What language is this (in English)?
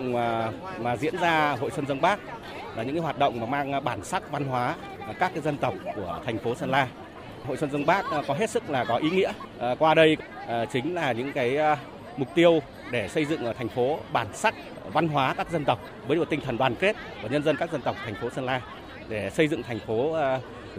Vietnamese